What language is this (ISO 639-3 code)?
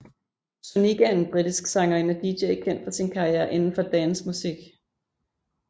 dan